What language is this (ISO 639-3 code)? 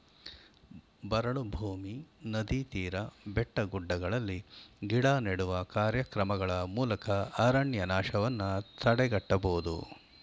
kan